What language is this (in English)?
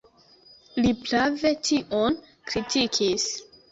Esperanto